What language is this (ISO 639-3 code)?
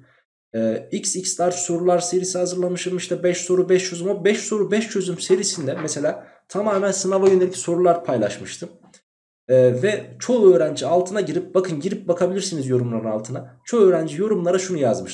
tur